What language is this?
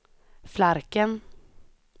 Swedish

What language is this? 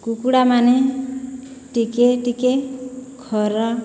Odia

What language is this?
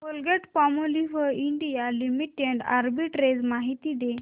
Marathi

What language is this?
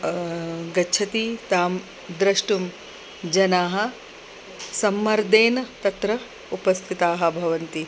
Sanskrit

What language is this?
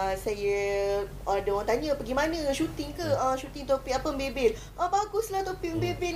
Malay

